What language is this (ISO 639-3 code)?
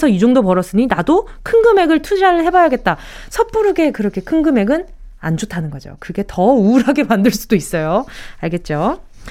kor